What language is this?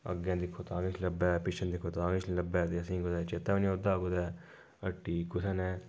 Dogri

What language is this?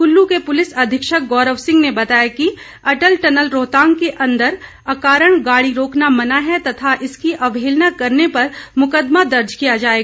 Hindi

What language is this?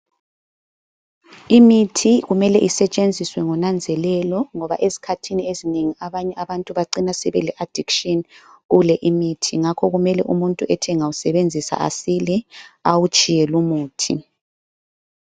North Ndebele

